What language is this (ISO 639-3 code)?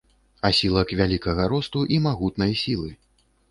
bel